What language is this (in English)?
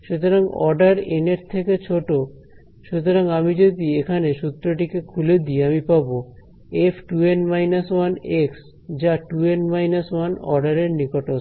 Bangla